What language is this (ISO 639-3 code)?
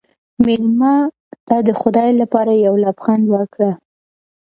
pus